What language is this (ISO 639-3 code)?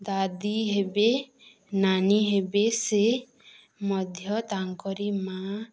ori